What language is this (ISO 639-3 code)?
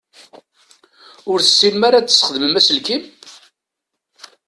kab